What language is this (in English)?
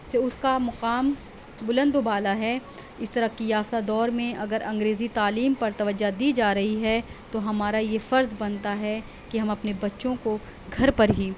Urdu